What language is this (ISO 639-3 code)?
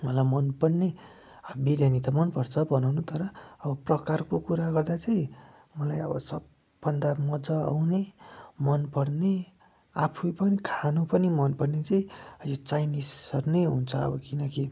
nep